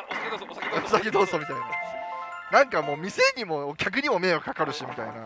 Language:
Japanese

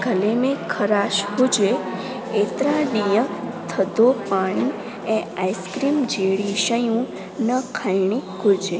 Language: Sindhi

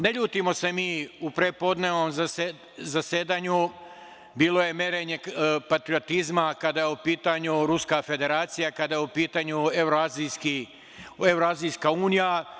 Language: Serbian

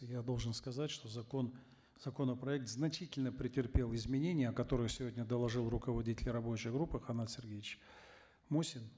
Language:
Kazakh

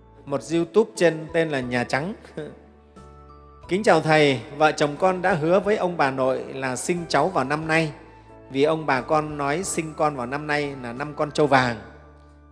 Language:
Vietnamese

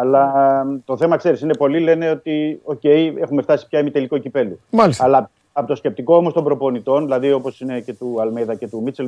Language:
Greek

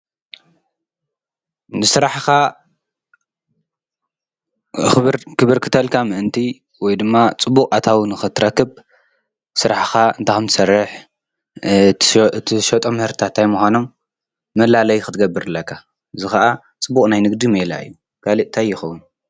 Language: Tigrinya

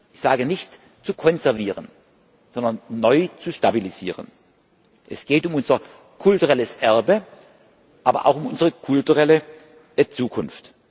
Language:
German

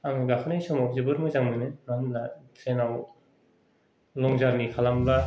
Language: Bodo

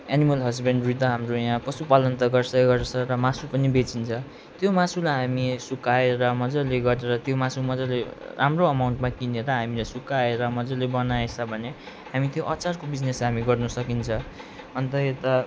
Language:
Nepali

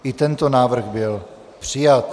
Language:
Czech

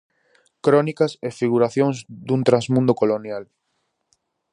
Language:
Galician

